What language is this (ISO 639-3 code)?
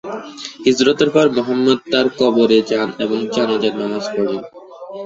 ben